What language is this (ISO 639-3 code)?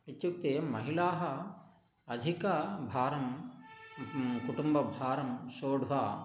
san